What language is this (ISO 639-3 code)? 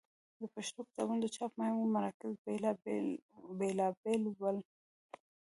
pus